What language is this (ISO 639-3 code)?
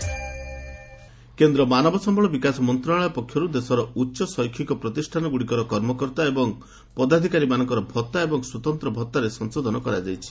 ori